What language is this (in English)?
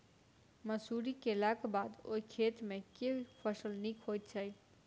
Maithili